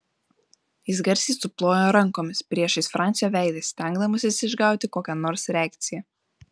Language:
Lithuanian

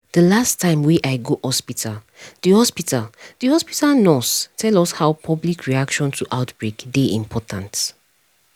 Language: Nigerian Pidgin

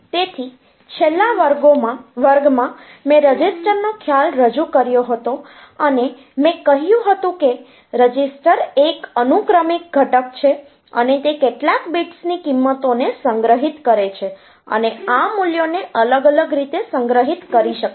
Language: Gujarati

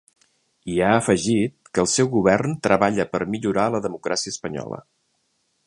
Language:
Catalan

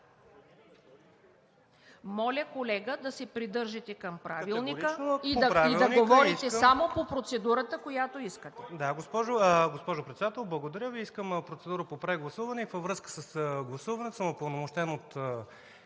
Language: Bulgarian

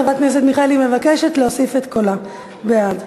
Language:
Hebrew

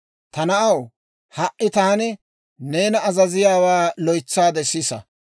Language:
Dawro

